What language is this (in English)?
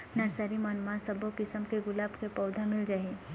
Chhattisgarhi